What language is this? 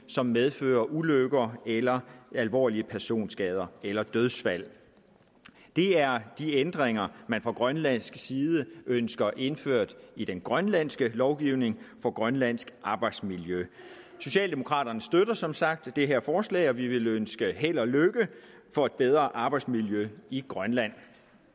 Danish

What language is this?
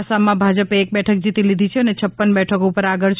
Gujarati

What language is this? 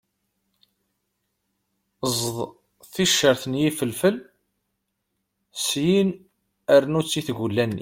Kabyle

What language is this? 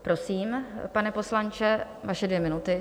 Czech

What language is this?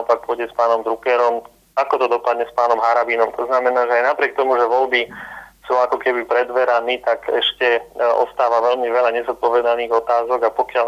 Slovak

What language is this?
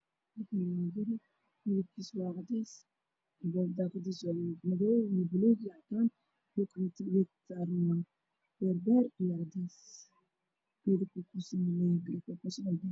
Somali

